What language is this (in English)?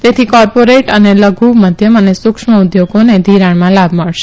Gujarati